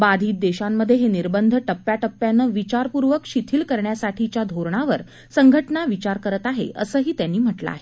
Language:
Marathi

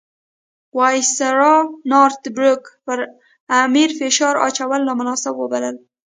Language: Pashto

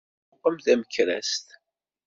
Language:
Kabyle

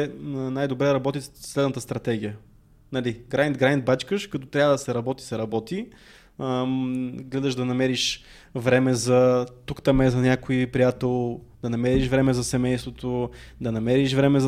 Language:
Bulgarian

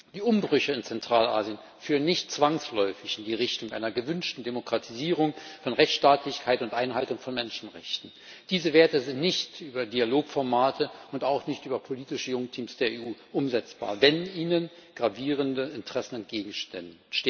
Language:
German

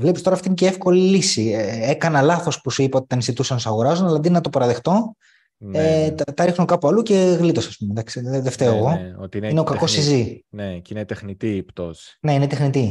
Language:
Greek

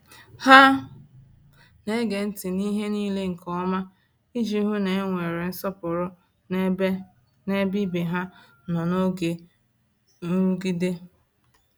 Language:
Igbo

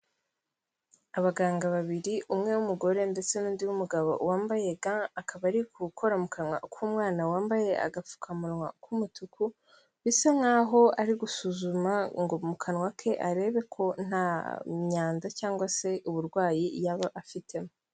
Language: Kinyarwanda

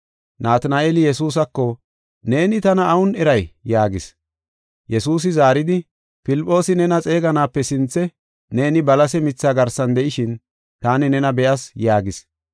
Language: Gofa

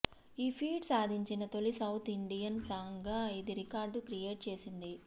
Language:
Telugu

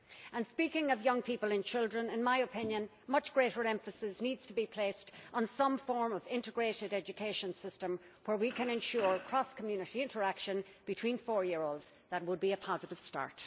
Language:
English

